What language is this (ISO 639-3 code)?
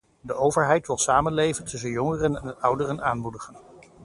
nld